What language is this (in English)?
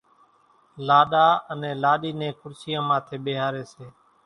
Kachi Koli